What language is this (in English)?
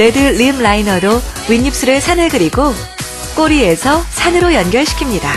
Korean